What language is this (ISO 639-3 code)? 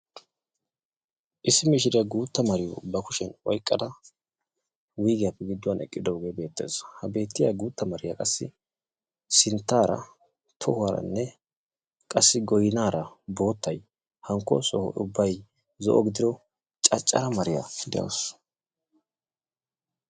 wal